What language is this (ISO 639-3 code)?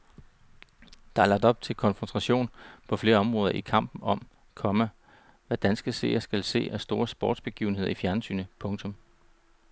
dan